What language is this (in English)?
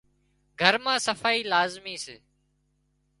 Wadiyara Koli